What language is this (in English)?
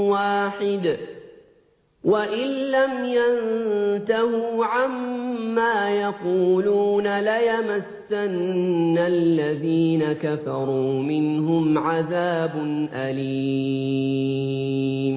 Arabic